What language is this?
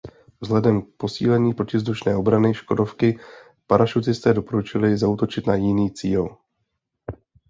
Czech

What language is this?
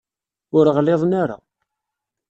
Kabyle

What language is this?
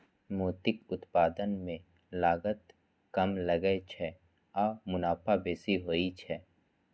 Maithili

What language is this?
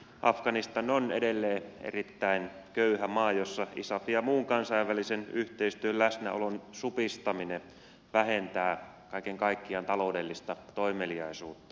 Finnish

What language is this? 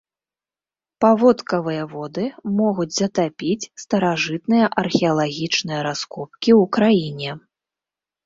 Belarusian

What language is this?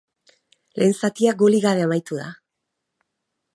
Basque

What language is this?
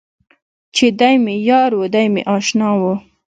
Pashto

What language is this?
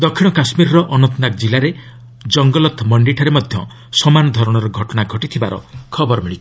Odia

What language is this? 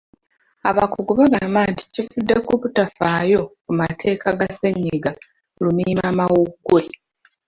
Ganda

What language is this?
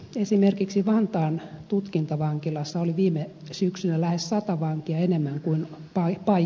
Finnish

